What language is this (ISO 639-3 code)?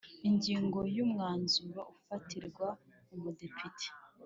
kin